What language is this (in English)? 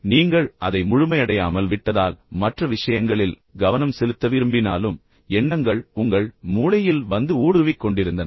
Tamil